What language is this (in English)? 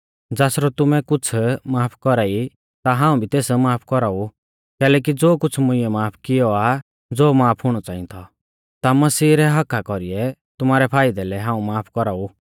Mahasu Pahari